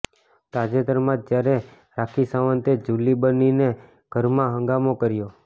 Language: Gujarati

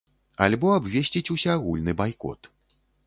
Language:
Belarusian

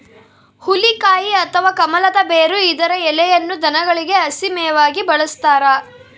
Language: Kannada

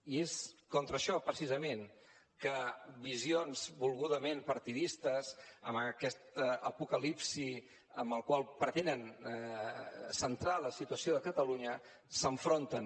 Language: Catalan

